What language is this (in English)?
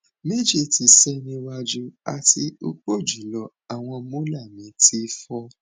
Yoruba